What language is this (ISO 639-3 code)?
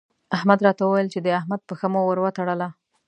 pus